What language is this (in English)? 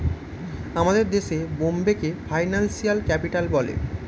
Bangla